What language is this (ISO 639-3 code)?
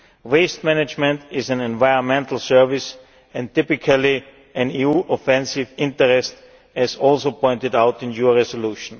eng